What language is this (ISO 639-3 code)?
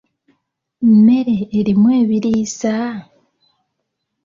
lug